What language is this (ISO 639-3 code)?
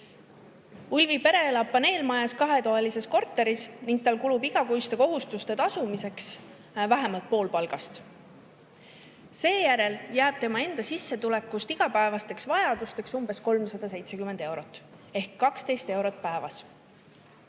est